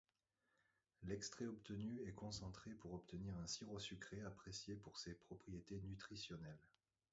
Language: French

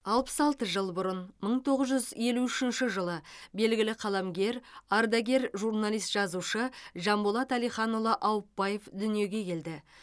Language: Kazakh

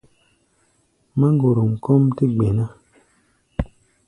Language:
Gbaya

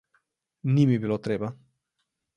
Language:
Slovenian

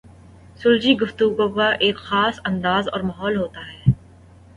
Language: Urdu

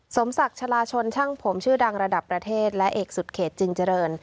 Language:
Thai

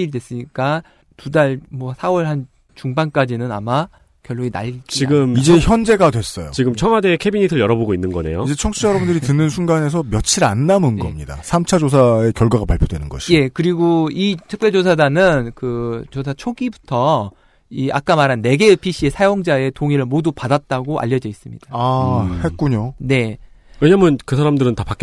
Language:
Korean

